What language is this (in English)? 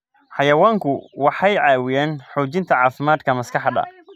Somali